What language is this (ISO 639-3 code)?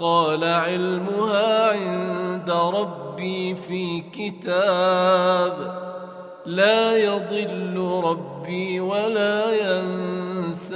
ara